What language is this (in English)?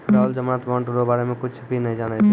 Maithili